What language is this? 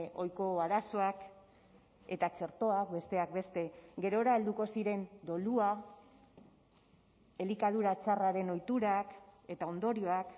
Basque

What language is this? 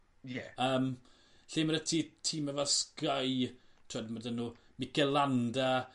Welsh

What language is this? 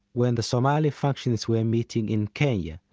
English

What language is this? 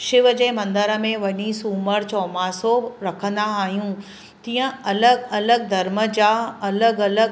Sindhi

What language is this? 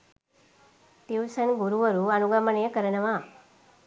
Sinhala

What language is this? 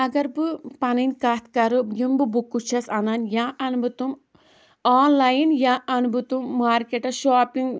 Kashmiri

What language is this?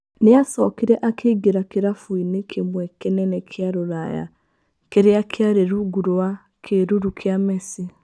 Kikuyu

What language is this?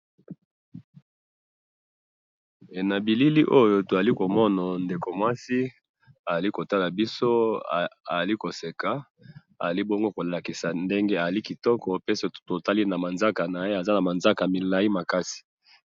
Lingala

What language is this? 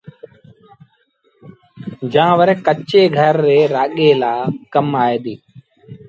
Sindhi Bhil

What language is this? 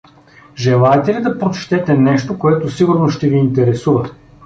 Bulgarian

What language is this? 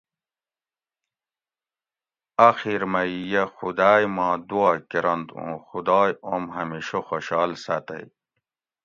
Gawri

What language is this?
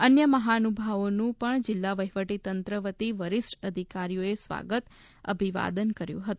Gujarati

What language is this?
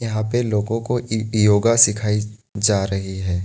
Hindi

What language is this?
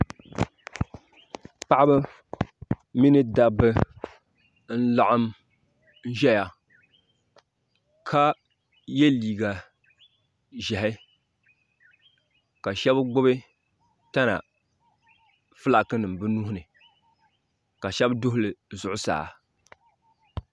Dagbani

